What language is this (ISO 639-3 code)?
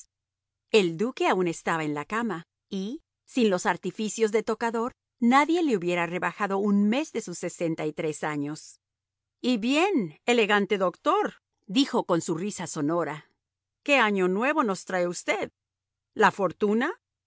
spa